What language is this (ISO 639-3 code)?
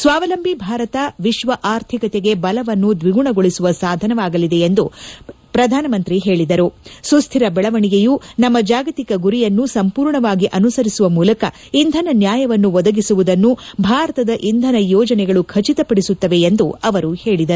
kan